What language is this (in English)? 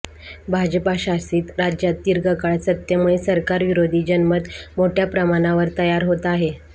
Marathi